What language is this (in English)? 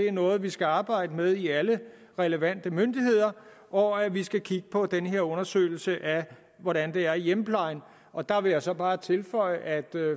Danish